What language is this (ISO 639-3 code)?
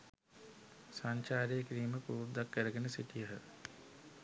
sin